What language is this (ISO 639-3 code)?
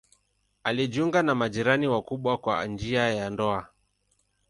swa